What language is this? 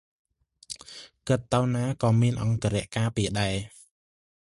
Khmer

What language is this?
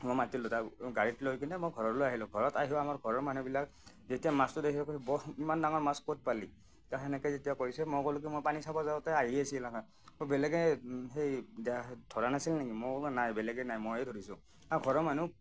Assamese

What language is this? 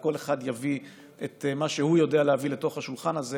Hebrew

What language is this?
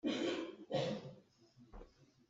Hakha Chin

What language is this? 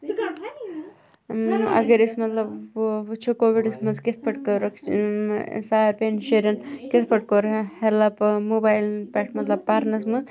Kashmiri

